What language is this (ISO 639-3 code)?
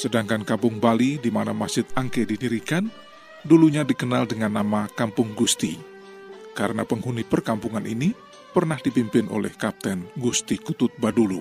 ind